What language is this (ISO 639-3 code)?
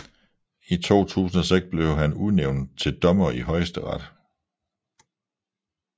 dan